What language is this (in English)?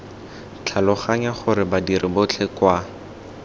Tswana